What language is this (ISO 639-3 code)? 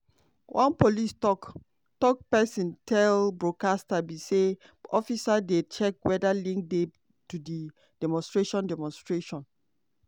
pcm